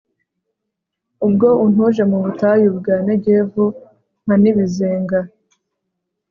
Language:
Kinyarwanda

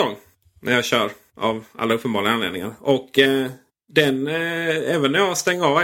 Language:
Swedish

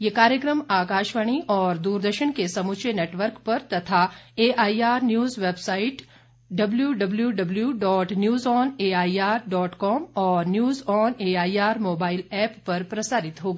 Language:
Hindi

